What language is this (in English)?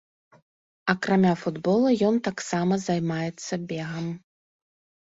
Belarusian